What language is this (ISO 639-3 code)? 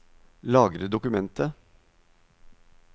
nor